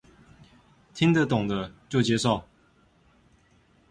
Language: Chinese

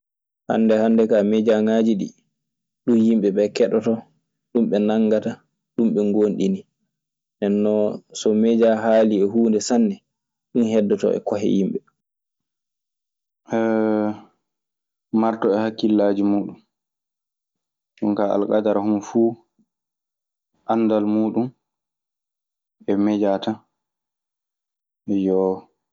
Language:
Maasina Fulfulde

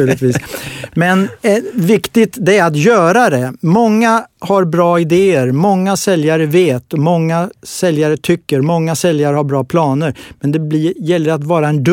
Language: Swedish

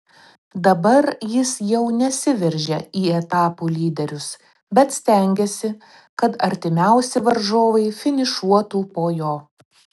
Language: Lithuanian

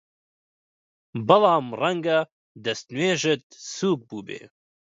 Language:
Central Kurdish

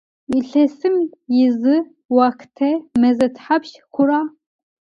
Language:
Adyghe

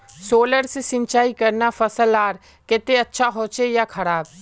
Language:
Magahi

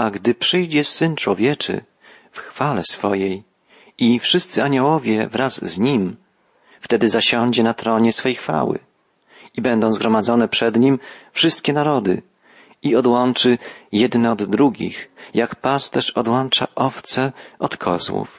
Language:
Polish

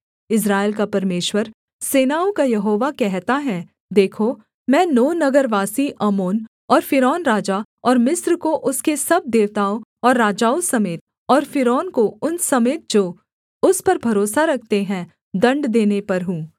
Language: Hindi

